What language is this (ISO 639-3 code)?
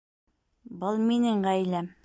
bak